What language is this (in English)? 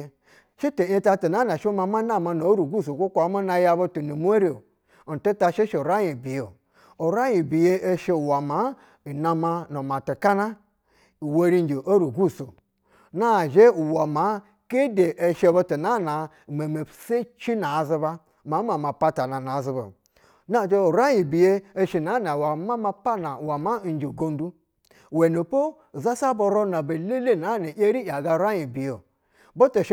Basa (Nigeria)